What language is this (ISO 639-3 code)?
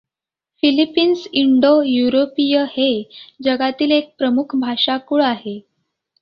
mar